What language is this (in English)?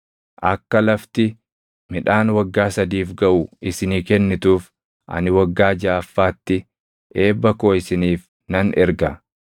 Oromo